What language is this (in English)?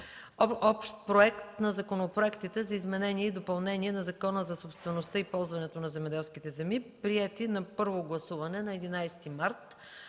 Bulgarian